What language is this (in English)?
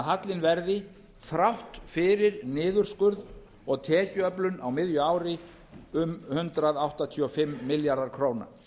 Icelandic